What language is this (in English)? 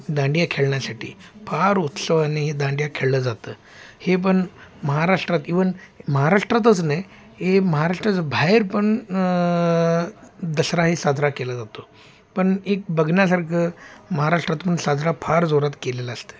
Marathi